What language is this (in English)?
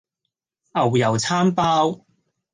Cantonese